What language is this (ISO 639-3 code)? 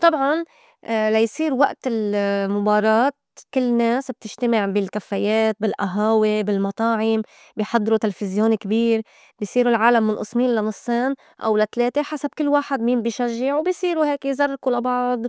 apc